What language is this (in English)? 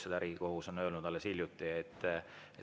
Estonian